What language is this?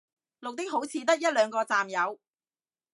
Cantonese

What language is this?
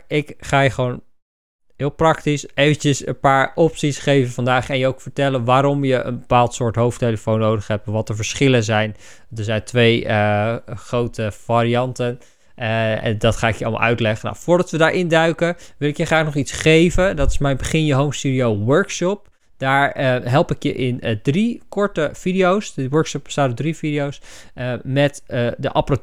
Dutch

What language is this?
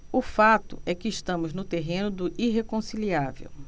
Portuguese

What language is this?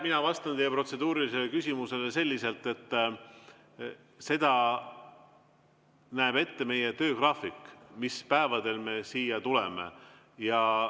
Estonian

